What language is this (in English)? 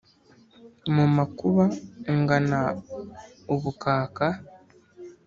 Kinyarwanda